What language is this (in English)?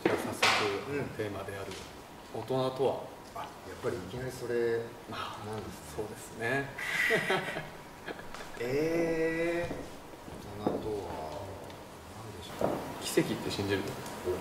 Japanese